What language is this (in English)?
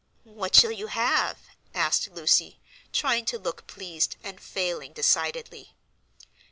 English